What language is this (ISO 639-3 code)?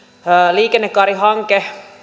fin